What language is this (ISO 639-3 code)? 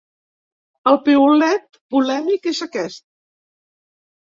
cat